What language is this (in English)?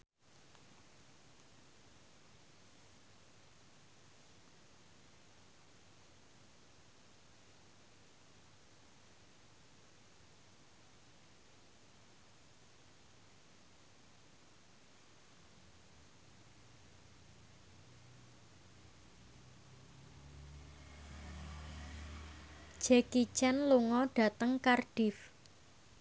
Javanese